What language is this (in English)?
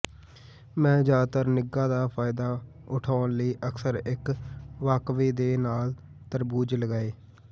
Punjabi